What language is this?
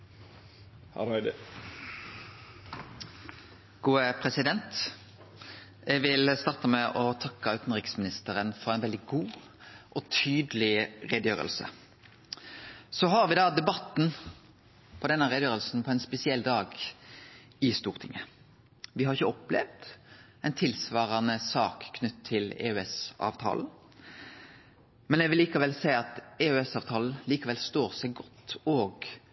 Norwegian Nynorsk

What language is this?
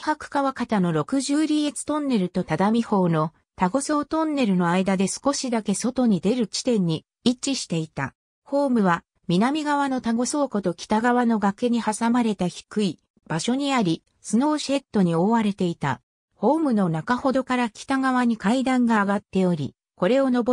Japanese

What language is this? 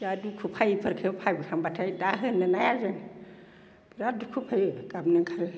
Bodo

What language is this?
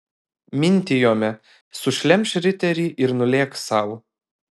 Lithuanian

